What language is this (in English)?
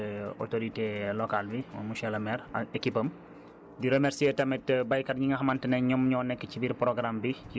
Wolof